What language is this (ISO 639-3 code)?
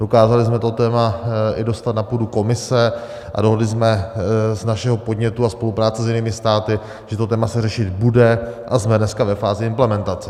ces